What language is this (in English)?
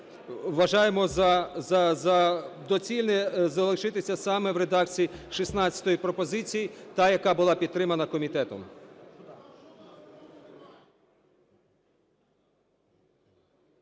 Ukrainian